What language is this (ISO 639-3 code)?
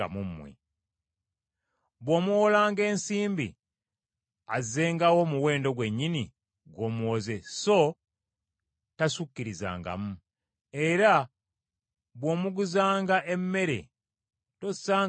lug